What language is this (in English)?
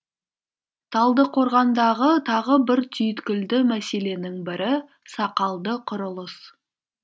Kazakh